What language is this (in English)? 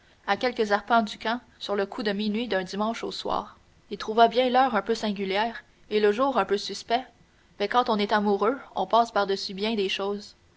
French